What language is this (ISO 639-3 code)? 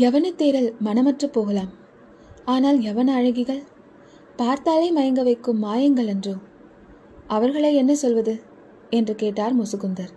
tam